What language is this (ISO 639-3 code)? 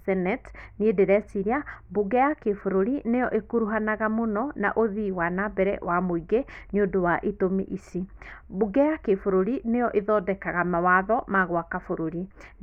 kik